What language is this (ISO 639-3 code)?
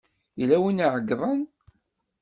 kab